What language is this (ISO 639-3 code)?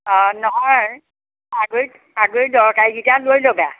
asm